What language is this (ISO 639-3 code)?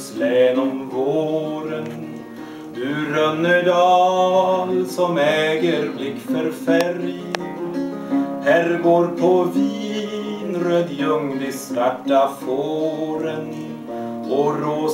swe